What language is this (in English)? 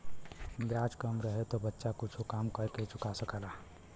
Bhojpuri